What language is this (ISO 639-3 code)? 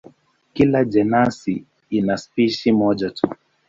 swa